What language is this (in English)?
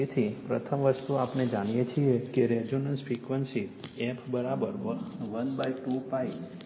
Gujarati